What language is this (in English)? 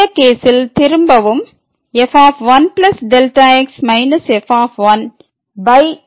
Tamil